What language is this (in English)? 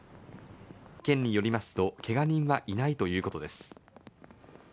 Japanese